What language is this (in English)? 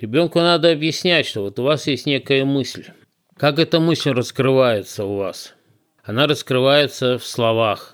Russian